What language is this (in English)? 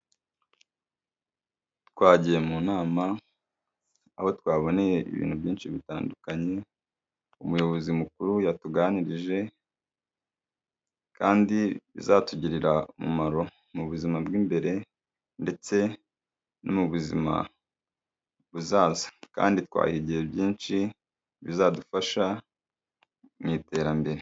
Kinyarwanda